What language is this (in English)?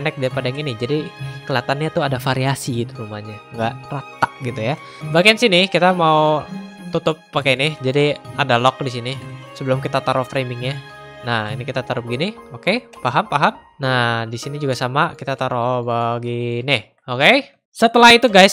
Indonesian